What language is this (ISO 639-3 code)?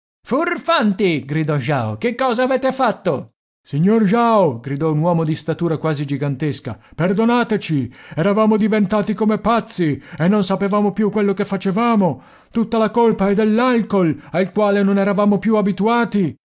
ita